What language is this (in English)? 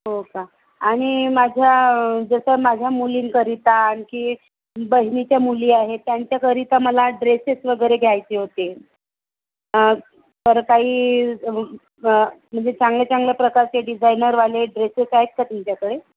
Marathi